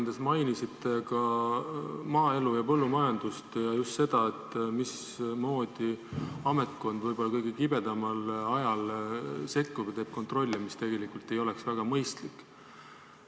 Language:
Estonian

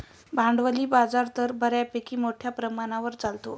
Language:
Marathi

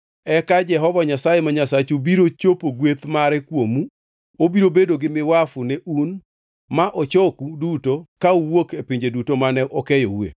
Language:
Luo (Kenya and Tanzania)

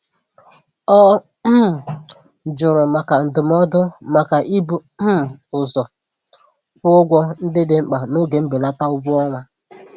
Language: Igbo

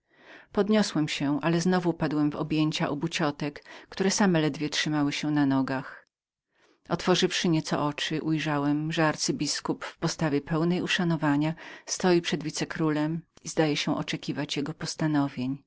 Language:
Polish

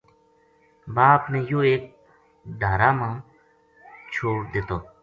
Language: Gujari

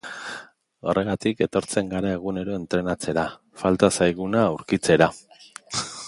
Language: Basque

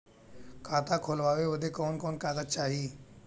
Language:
Bhojpuri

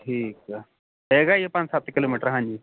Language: Punjabi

